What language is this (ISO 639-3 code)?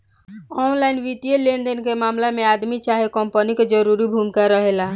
bho